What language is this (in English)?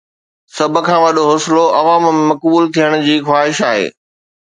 Sindhi